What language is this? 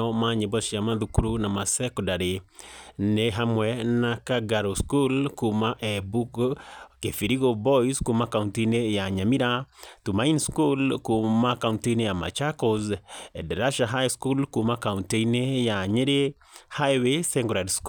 Kikuyu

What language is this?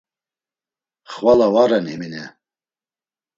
Laz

